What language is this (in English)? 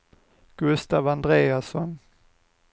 Swedish